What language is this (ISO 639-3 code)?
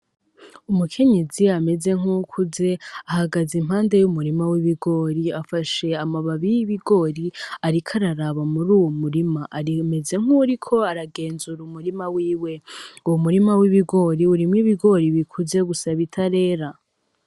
run